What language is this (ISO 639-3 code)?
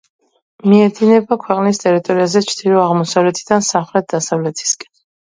kat